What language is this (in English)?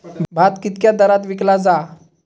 Marathi